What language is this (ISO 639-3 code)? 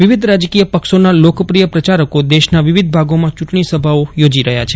guj